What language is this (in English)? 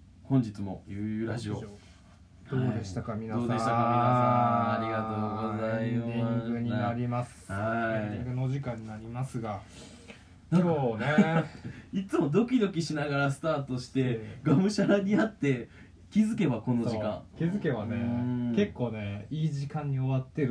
Japanese